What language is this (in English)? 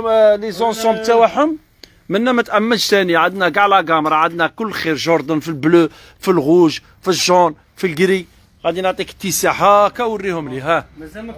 Arabic